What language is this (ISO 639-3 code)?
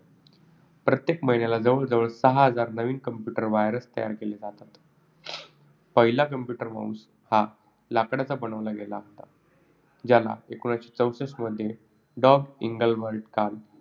mar